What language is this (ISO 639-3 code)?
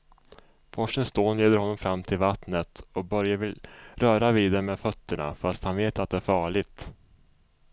swe